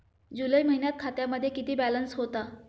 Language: Marathi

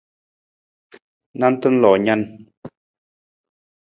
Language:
Nawdm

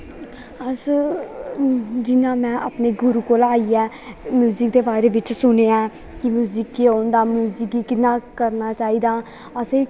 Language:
Dogri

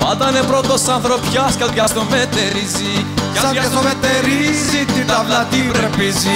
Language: Greek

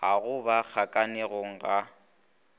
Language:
Northern Sotho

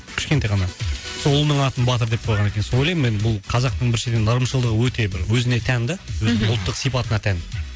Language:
Kazakh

